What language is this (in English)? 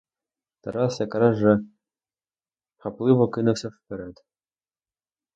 Ukrainian